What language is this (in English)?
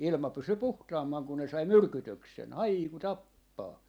Finnish